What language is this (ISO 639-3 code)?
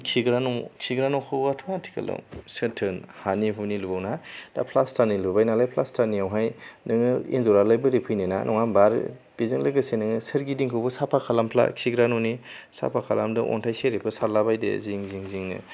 brx